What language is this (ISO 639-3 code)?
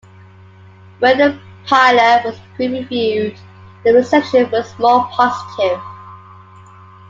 eng